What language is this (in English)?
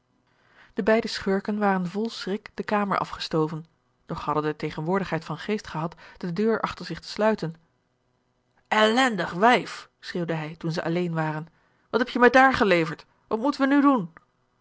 Dutch